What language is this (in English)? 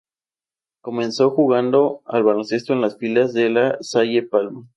Spanish